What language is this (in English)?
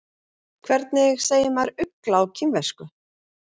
Icelandic